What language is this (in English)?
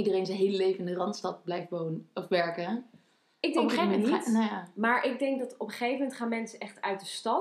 Dutch